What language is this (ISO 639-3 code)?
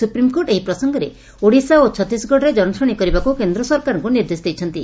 ori